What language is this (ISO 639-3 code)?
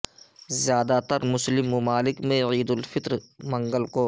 urd